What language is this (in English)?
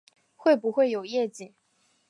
Chinese